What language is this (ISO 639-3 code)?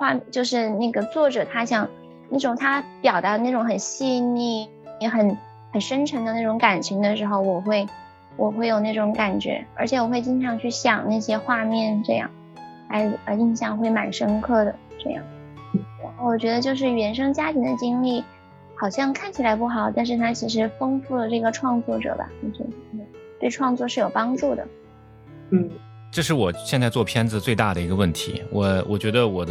zho